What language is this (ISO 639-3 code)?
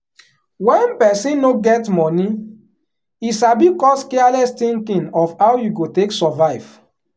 pcm